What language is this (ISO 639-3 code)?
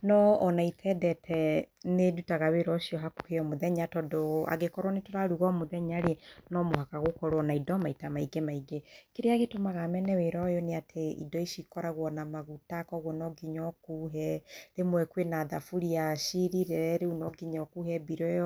kik